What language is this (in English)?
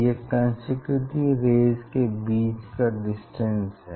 Hindi